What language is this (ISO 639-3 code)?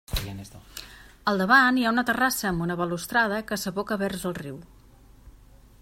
cat